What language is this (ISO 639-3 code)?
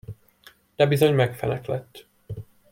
hun